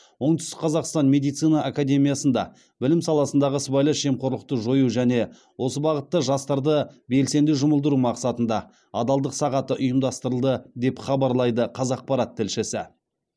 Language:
Kazakh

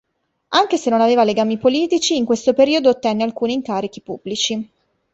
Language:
Italian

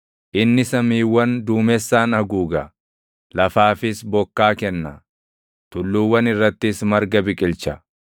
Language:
Oromo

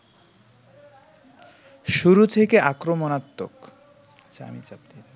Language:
Bangla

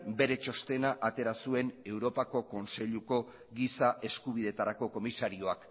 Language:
Basque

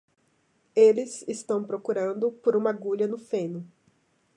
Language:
Portuguese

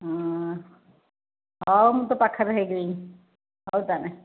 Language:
Odia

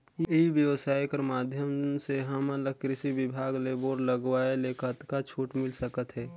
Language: Chhattisgarhi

